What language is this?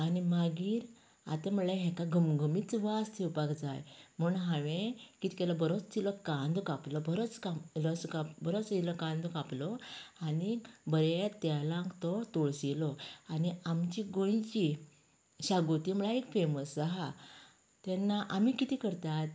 Konkani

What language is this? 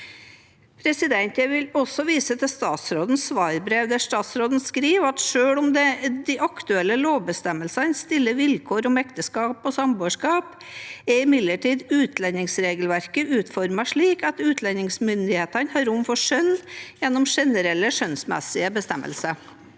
Norwegian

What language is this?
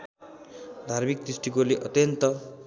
Nepali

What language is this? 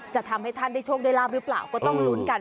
Thai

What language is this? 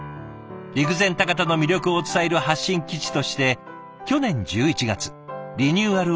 Japanese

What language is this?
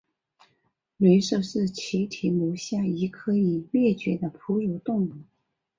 Chinese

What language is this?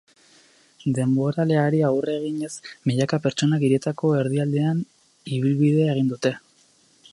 Basque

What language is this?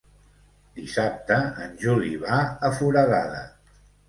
Catalan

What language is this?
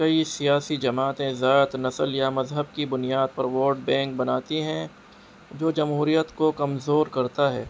Urdu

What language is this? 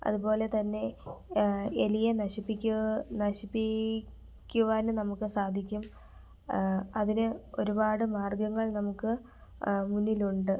Malayalam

